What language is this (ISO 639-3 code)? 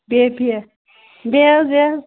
kas